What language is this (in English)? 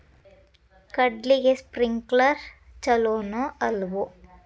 Kannada